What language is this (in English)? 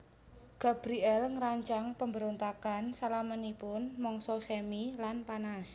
Javanese